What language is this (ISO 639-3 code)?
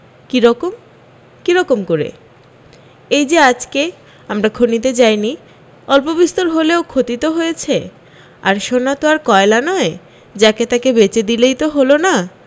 ben